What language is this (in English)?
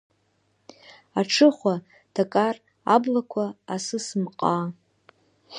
Abkhazian